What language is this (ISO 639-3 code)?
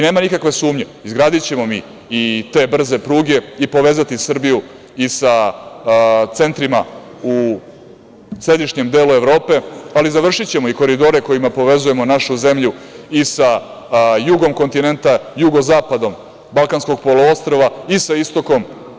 srp